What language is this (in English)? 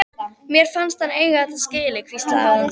Icelandic